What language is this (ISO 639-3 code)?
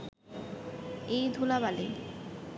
ben